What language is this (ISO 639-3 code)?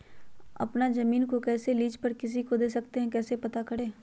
mag